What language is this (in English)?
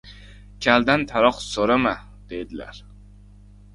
Uzbek